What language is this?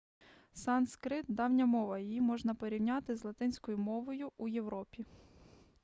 Ukrainian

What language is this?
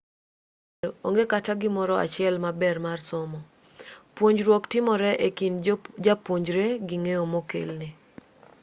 Luo (Kenya and Tanzania)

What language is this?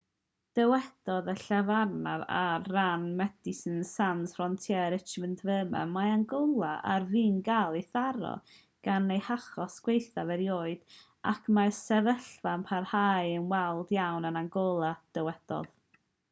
Welsh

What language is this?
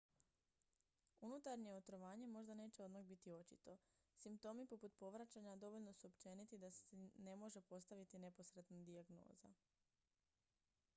Croatian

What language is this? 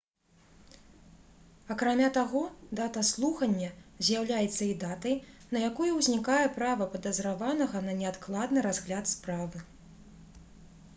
Belarusian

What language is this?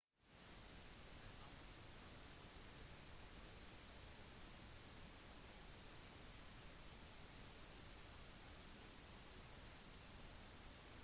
Norwegian Bokmål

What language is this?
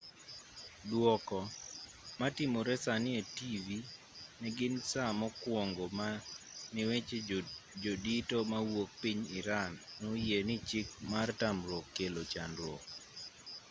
Luo (Kenya and Tanzania)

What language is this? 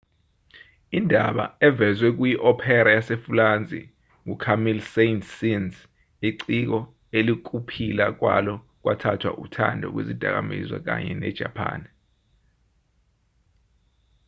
Zulu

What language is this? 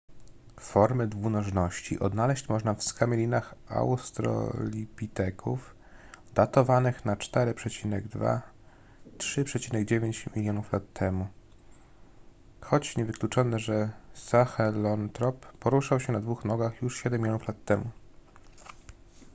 Polish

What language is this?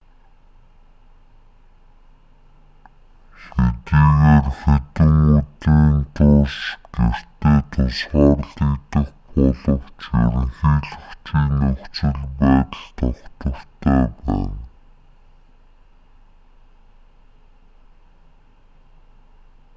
Mongolian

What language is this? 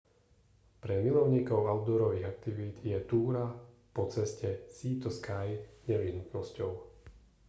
Slovak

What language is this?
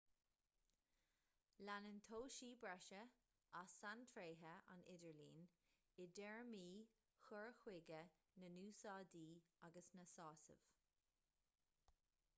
Irish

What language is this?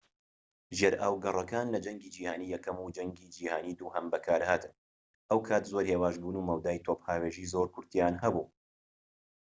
Central Kurdish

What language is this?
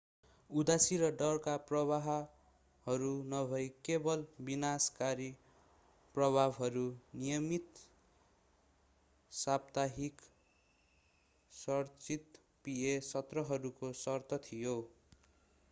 Nepali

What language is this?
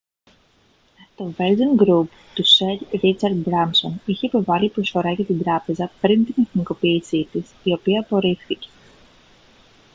Greek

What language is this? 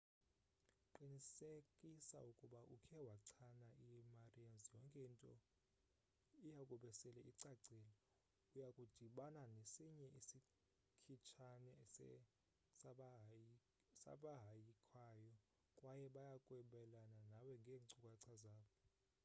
Xhosa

